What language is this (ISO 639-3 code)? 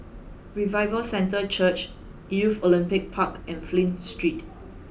eng